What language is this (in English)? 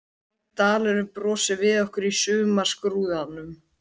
Icelandic